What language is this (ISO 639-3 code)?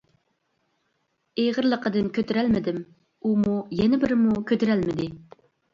uig